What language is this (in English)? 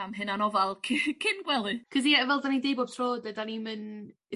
Welsh